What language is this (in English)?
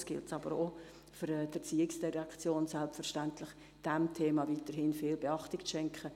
Swiss German